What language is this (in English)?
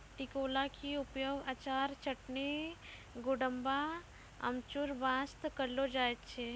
Maithili